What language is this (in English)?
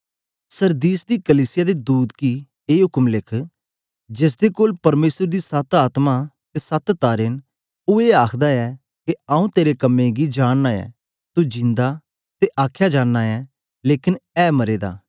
Dogri